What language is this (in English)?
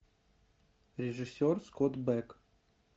Russian